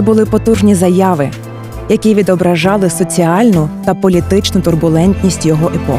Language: Ukrainian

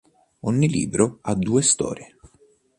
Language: Italian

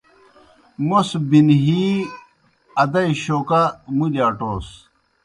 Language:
Kohistani Shina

